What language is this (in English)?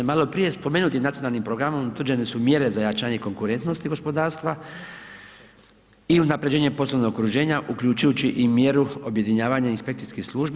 Croatian